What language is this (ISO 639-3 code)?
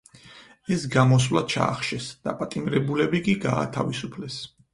kat